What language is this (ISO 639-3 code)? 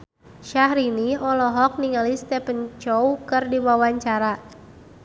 sun